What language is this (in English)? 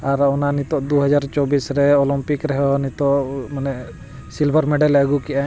Santali